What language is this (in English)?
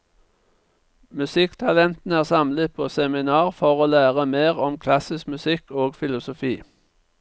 Norwegian